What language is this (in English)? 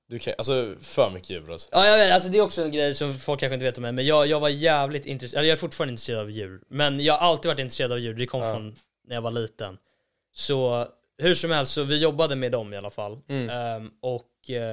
Swedish